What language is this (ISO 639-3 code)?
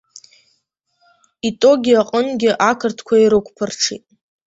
abk